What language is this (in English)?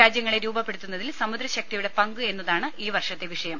Malayalam